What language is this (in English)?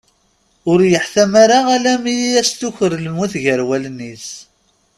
Kabyle